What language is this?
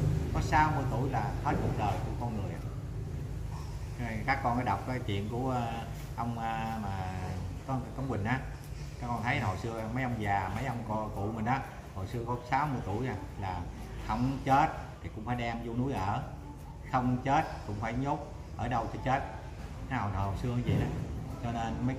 Vietnamese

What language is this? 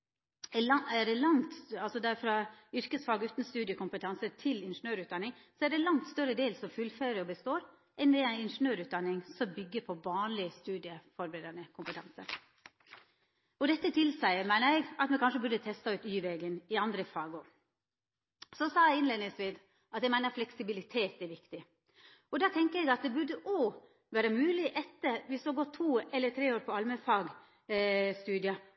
Norwegian Nynorsk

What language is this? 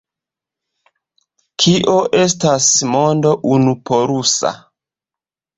Esperanto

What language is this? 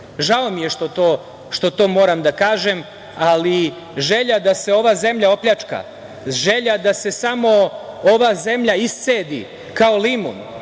Serbian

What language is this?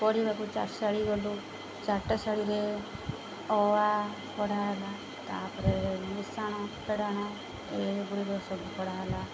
Odia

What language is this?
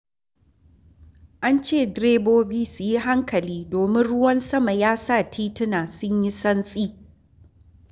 Hausa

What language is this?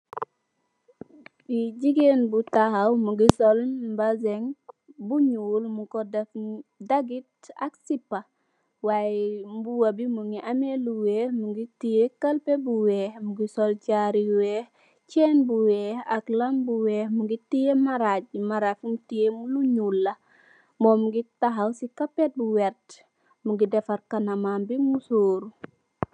Wolof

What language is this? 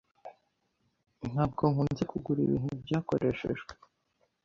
Kinyarwanda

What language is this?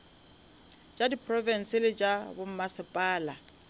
Northern Sotho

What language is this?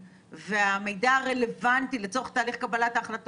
Hebrew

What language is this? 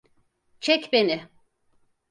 Turkish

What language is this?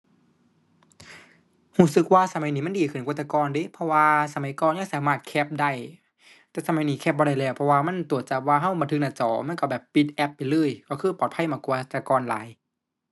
Thai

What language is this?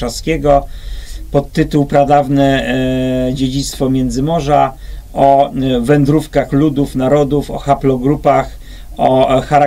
Polish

